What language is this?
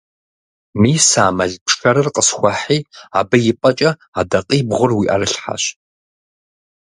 Kabardian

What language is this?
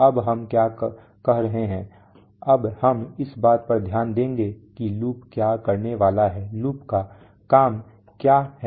Hindi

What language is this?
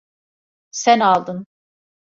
Turkish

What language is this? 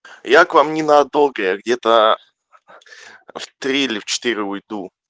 Russian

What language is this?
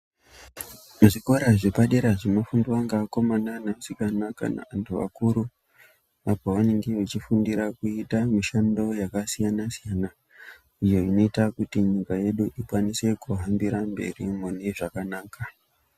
Ndau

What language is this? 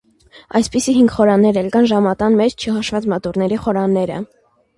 Armenian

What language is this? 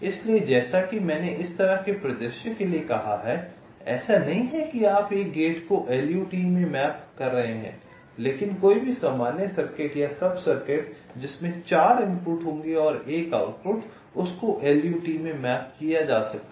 Hindi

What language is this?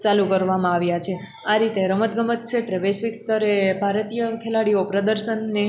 Gujarati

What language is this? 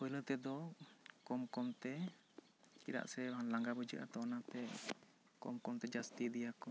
Santali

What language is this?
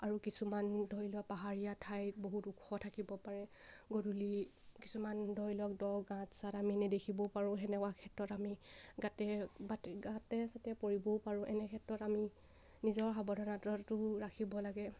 Assamese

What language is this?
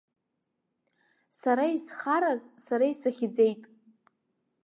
Abkhazian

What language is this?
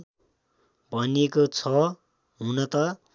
Nepali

